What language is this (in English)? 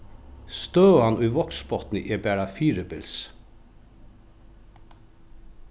Faroese